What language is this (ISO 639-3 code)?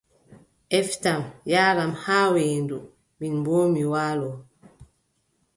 fub